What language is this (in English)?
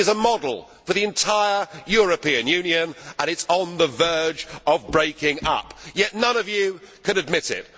English